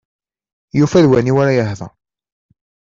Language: Kabyle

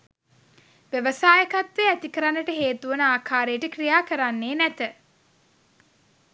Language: Sinhala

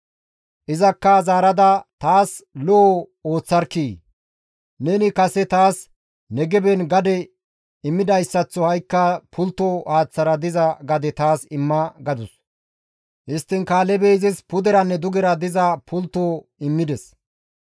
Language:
Gamo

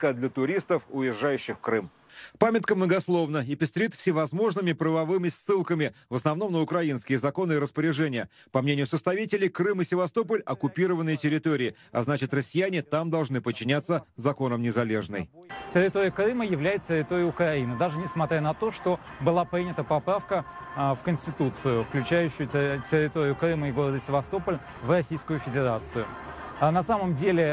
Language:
Russian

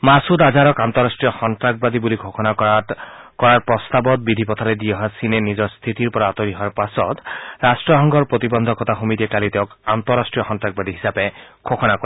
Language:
Assamese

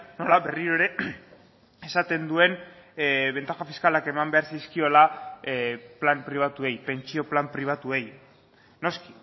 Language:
Basque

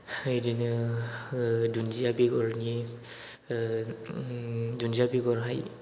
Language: Bodo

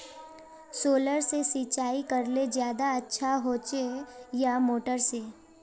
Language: Magahi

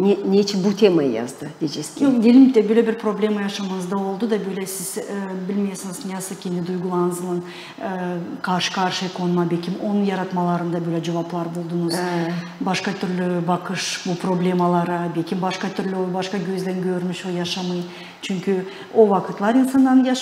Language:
Turkish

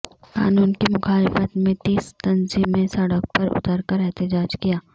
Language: Urdu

